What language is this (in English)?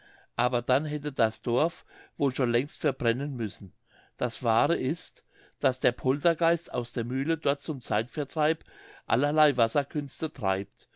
German